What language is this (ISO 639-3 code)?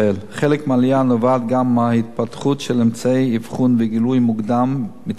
heb